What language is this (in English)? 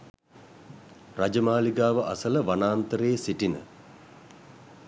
Sinhala